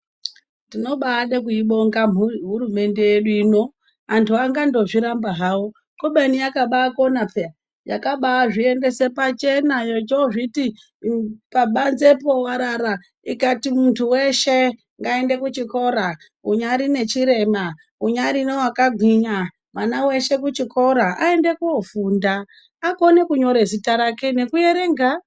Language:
Ndau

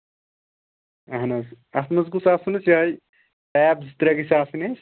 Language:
Kashmiri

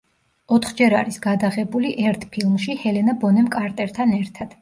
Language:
Georgian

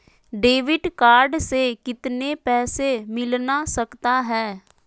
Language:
Magahi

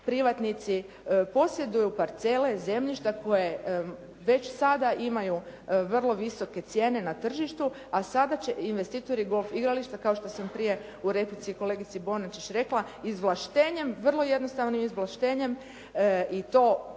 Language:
Croatian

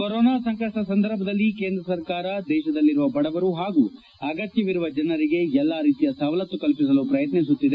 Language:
Kannada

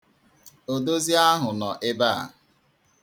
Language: Igbo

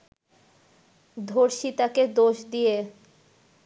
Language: Bangla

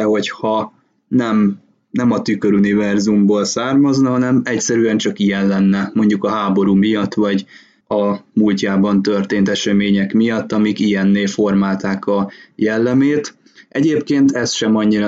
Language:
Hungarian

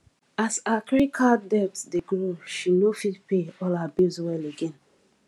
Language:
Nigerian Pidgin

